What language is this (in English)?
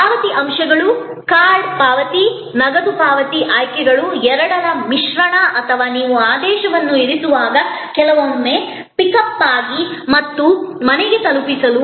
Kannada